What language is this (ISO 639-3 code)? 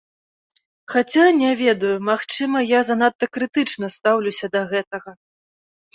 bel